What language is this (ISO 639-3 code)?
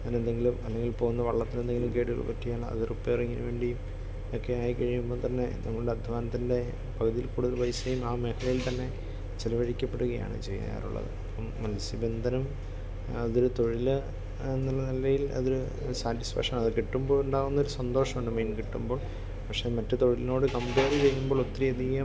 mal